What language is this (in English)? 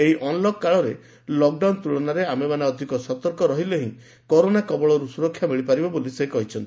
Odia